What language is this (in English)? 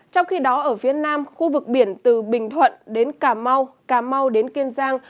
Vietnamese